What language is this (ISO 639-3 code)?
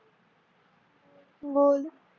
mar